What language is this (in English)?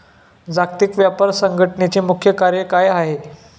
Marathi